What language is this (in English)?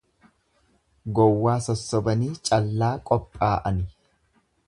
Oromo